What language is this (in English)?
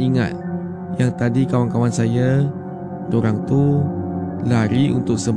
Malay